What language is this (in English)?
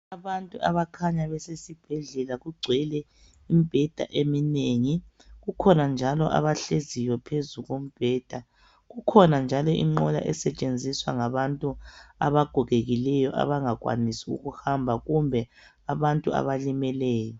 North Ndebele